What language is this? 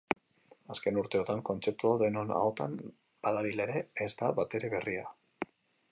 Basque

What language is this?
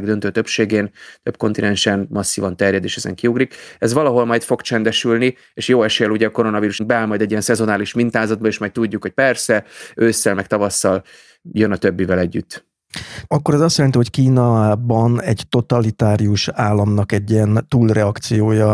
Hungarian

